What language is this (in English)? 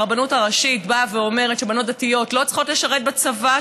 Hebrew